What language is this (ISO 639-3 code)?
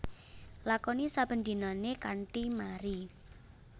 jav